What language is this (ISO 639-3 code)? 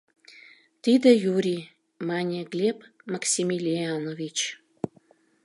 chm